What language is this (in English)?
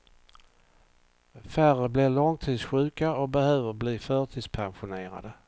Swedish